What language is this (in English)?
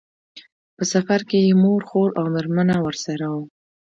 Pashto